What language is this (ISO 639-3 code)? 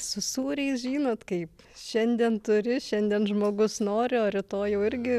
lit